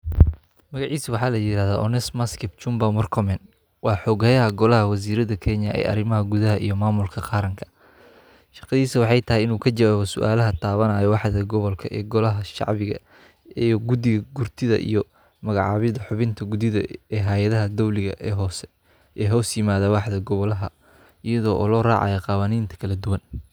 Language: Somali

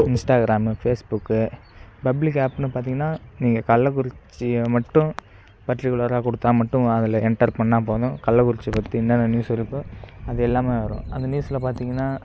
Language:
Tamil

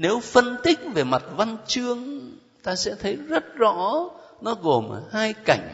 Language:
Vietnamese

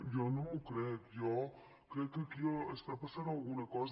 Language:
Catalan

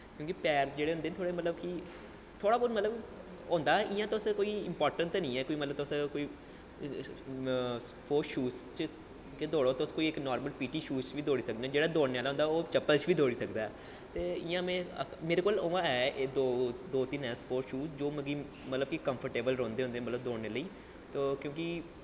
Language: Dogri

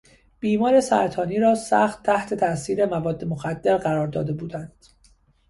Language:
Persian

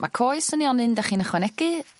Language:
Welsh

